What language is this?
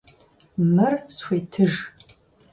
Kabardian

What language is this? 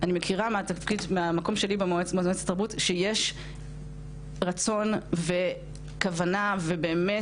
Hebrew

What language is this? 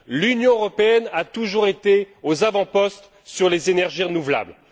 French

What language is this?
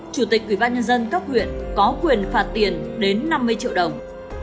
Vietnamese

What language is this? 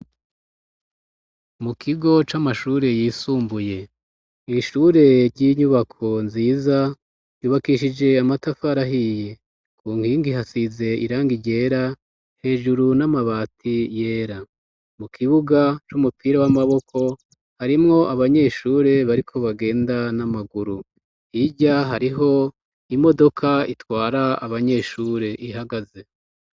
Rundi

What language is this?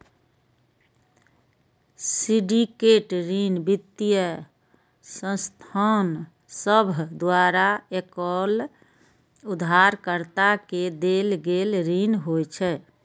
Maithili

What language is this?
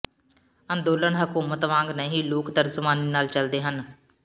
Punjabi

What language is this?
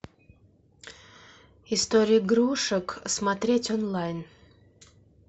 Russian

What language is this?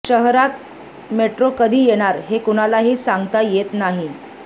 Marathi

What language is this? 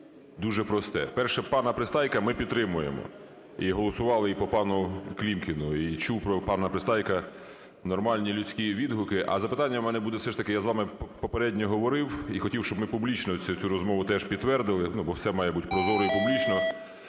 Ukrainian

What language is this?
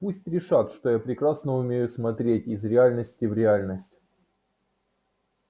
Russian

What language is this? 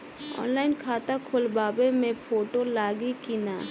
Bhojpuri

